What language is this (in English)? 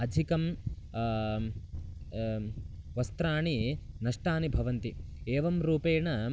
Sanskrit